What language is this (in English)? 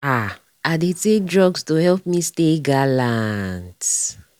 Nigerian Pidgin